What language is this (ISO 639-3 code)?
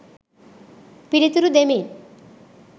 sin